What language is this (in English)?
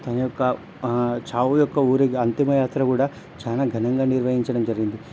Telugu